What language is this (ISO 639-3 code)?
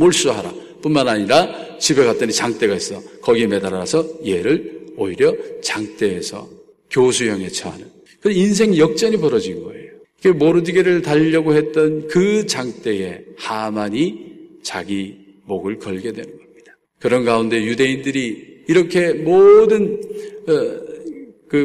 kor